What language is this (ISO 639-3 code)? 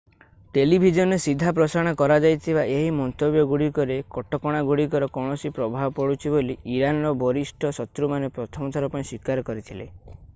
ori